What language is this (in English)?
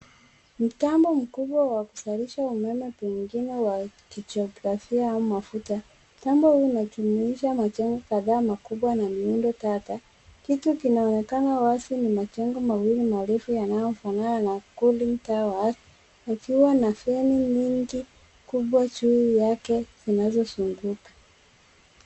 Swahili